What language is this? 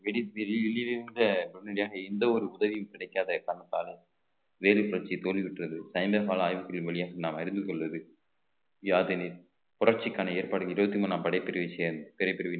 Tamil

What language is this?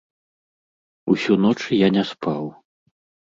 Belarusian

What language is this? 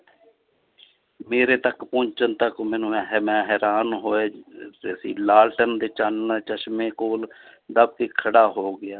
Punjabi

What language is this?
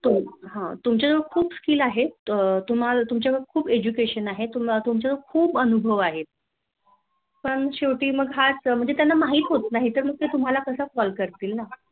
Marathi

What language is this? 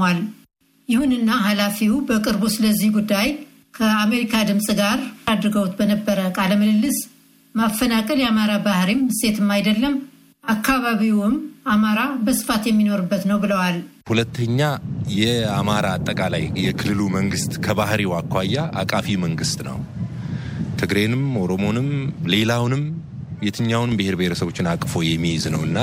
Amharic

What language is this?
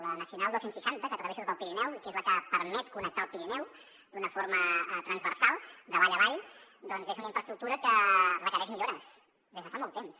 Catalan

